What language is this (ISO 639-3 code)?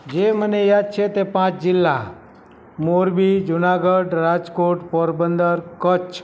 guj